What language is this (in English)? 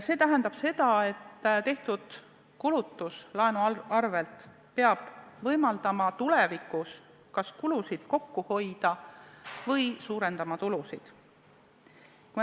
Estonian